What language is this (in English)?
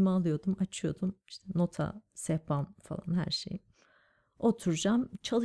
Turkish